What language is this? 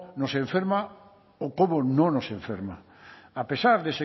Spanish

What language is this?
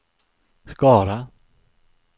Swedish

